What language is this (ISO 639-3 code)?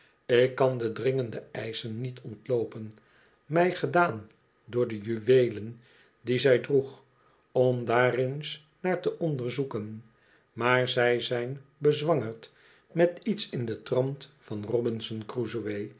nld